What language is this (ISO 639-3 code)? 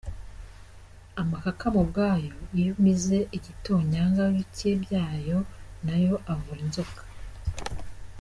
kin